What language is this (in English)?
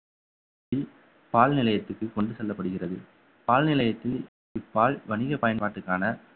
Tamil